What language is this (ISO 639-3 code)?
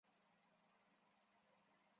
zho